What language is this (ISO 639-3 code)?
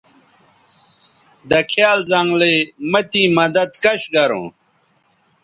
btv